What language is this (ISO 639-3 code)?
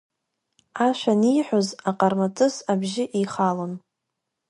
abk